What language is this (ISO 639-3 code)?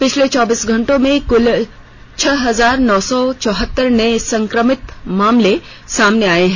hin